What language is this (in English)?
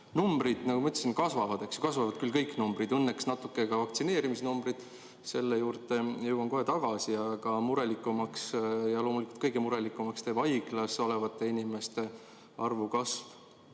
Estonian